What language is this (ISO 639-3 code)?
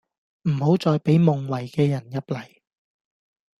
yue